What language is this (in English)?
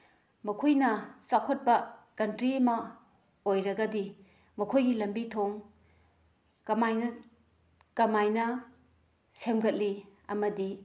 Manipuri